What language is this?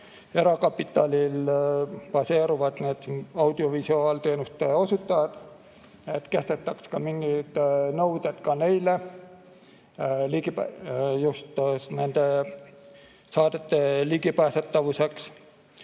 Estonian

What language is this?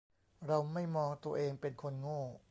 Thai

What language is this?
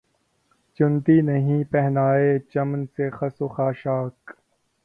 Urdu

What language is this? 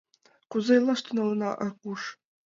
Mari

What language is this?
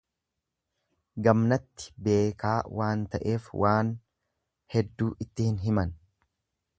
Oromo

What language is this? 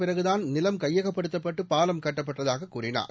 Tamil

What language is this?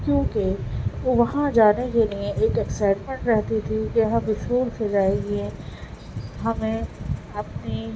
Urdu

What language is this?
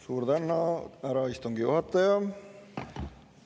Estonian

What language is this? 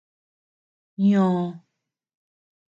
Tepeuxila Cuicatec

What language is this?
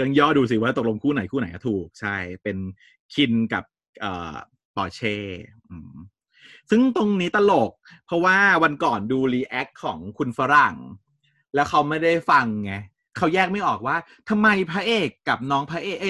Thai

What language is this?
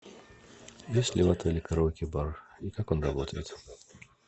Russian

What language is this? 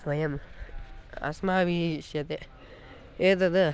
Sanskrit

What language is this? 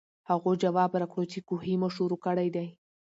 Pashto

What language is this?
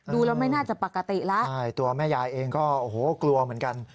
Thai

